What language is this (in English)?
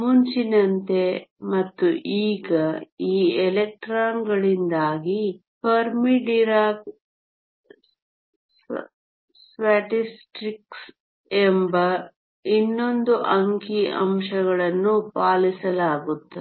Kannada